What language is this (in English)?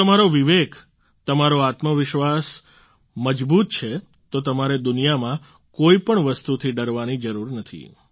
Gujarati